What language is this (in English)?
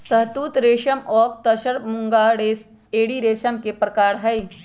Magahi